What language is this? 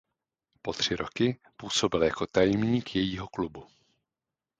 Czech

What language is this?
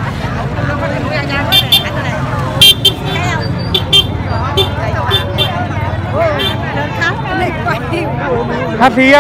Vietnamese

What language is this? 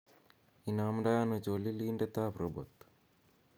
Kalenjin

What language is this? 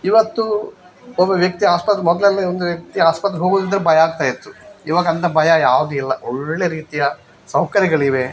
Kannada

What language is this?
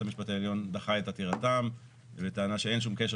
Hebrew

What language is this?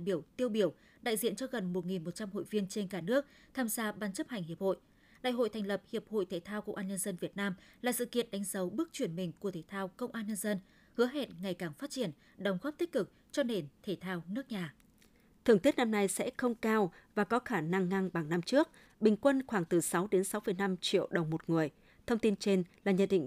Vietnamese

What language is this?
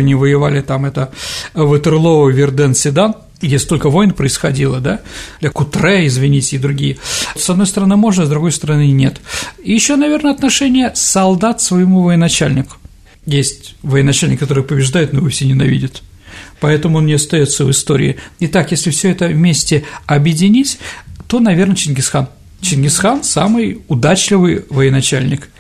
Russian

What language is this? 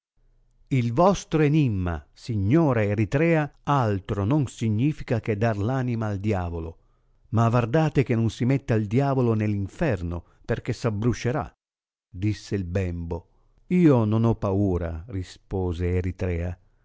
Italian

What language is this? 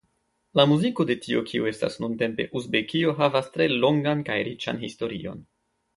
Esperanto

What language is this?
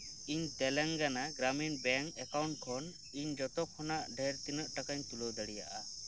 Santali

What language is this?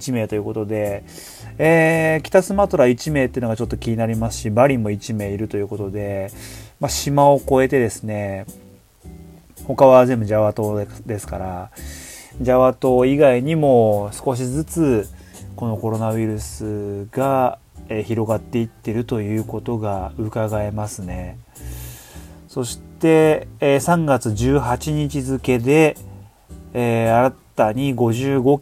Japanese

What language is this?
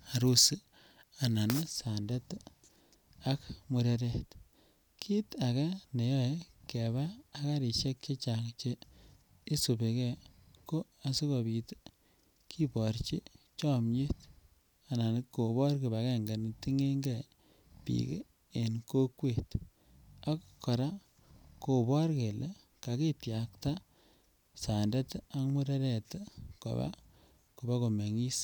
Kalenjin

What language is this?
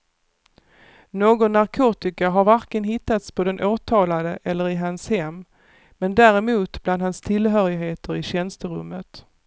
Swedish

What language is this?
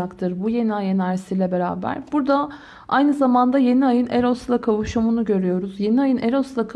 Turkish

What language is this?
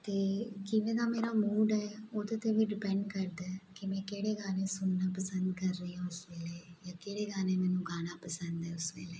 Punjabi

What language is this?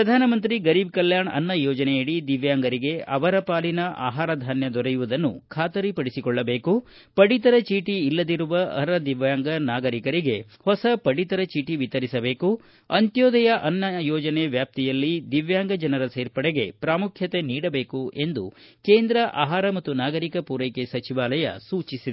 Kannada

